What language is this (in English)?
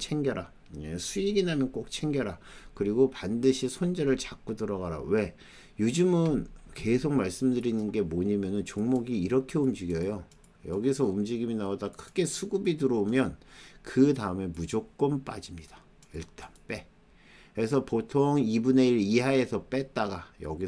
Korean